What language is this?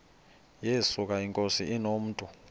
Xhosa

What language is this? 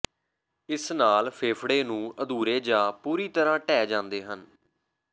Punjabi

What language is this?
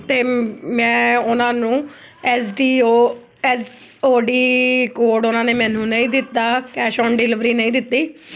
Punjabi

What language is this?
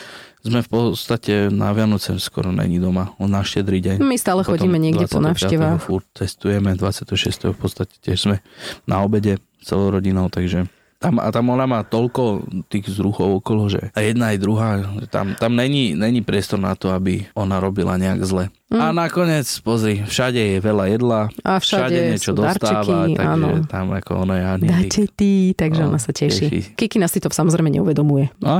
Slovak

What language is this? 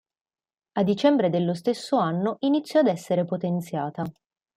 Italian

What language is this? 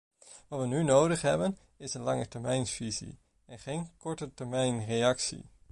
Dutch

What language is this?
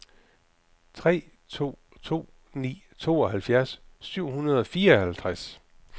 Danish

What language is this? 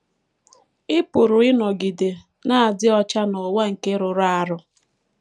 Igbo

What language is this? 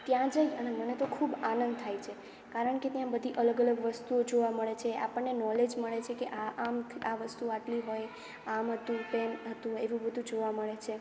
Gujarati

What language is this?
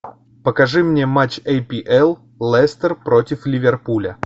Russian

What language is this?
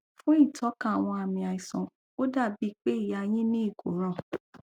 Yoruba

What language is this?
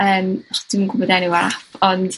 Welsh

